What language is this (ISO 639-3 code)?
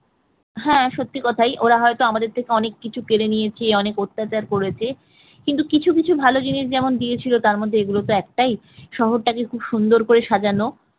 ben